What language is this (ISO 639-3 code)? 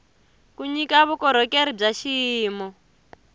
tso